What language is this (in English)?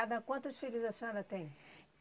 Portuguese